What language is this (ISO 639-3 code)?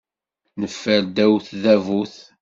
kab